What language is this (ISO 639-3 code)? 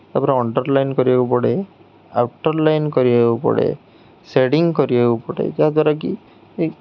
ori